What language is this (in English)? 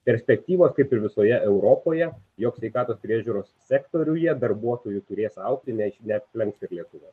Lithuanian